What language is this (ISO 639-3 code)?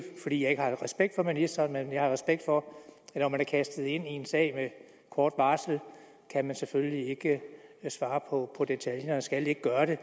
dan